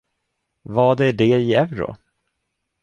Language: Swedish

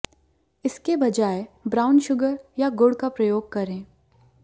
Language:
Hindi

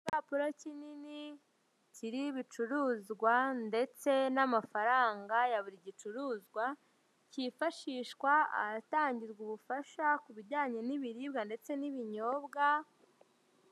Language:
Kinyarwanda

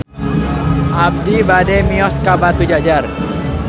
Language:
Sundanese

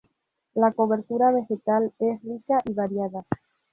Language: Spanish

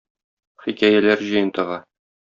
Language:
Tatar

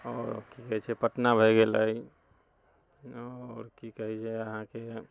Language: Maithili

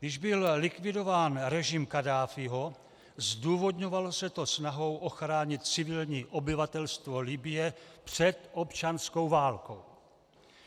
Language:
Czech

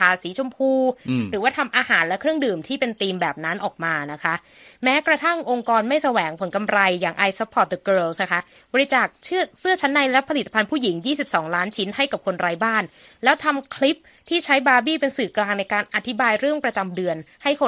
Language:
Thai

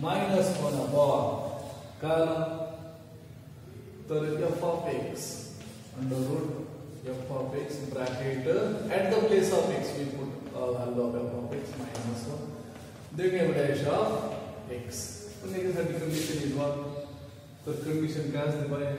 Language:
Romanian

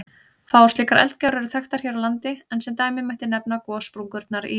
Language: Icelandic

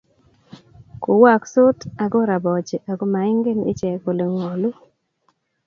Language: Kalenjin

